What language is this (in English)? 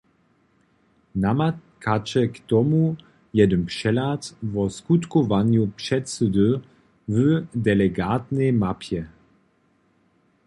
Upper Sorbian